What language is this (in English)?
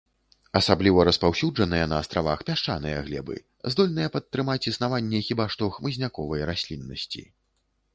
Belarusian